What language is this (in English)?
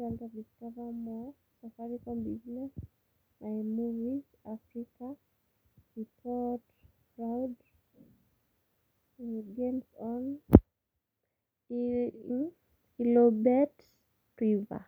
Masai